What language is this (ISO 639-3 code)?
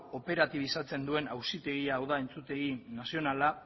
eus